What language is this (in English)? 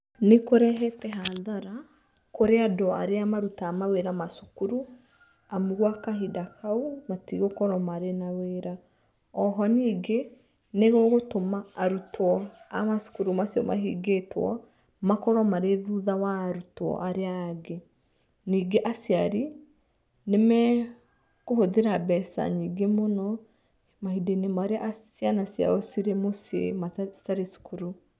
Kikuyu